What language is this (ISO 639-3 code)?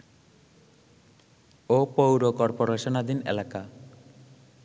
ben